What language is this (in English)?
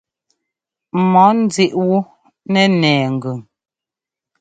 Ngomba